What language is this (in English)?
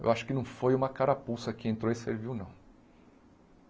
Portuguese